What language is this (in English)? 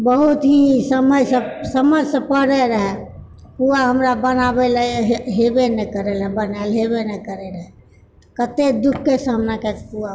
Maithili